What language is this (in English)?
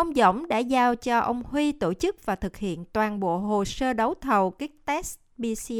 Vietnamese